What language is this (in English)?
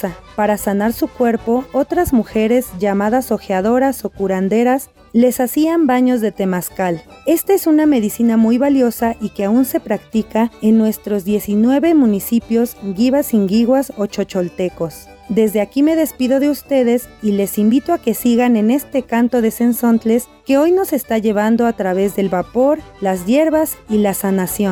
Spanish